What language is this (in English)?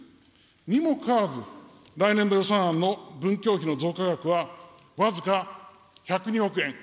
Japanese